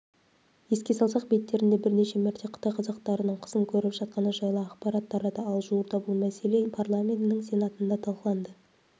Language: Kazakh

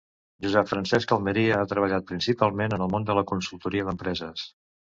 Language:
Catalan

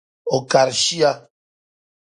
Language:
Dagbani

